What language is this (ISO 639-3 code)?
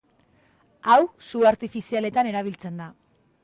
eus